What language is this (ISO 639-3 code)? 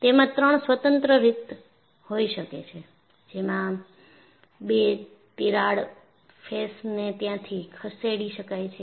guj